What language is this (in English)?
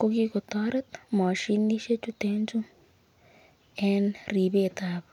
Kalenjin